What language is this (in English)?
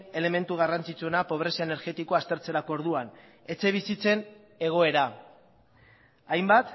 Basque